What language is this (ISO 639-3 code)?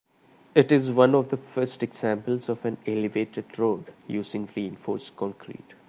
eng